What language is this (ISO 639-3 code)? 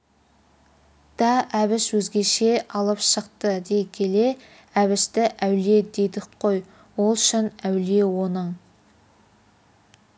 kaz